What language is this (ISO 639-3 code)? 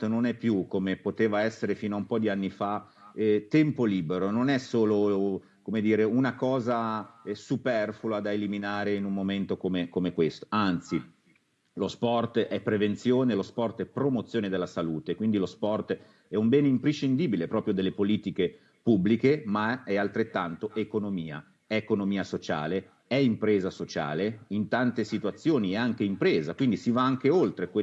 ita